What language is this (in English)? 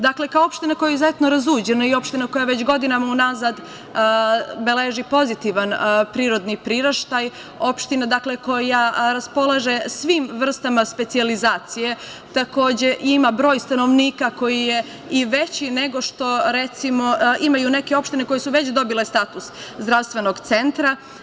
Serbian